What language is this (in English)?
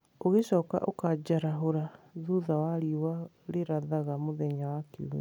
Kikuyu